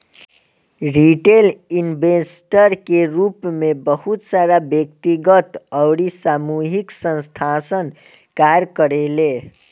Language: Bhojpuri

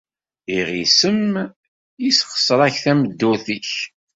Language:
Kabyle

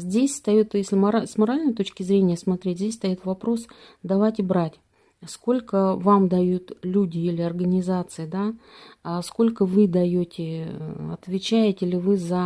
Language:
Russian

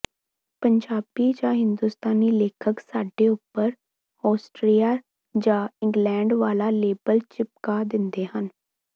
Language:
Punjabi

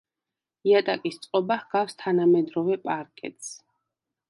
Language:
Georgian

